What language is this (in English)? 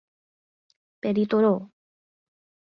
Portuguese